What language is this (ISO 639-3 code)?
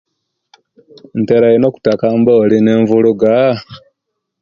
lke